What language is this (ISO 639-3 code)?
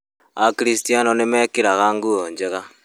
kik